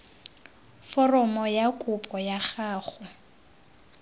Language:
Tswana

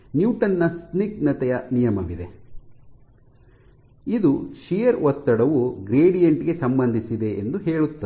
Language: Kannada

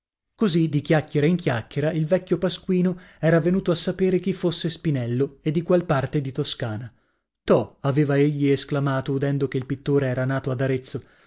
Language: Italian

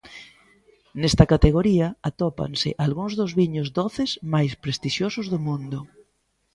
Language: Galician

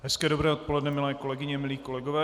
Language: Czech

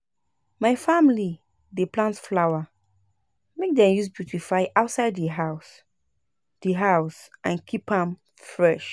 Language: Nigerian Pidgin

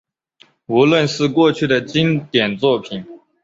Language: Chinese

